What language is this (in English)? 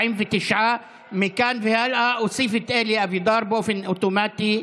Hebrew